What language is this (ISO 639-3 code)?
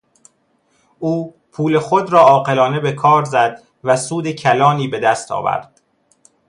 fas